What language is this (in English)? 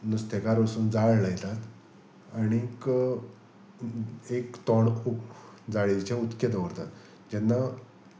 Konkani